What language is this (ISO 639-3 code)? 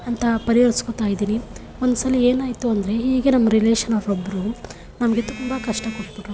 kan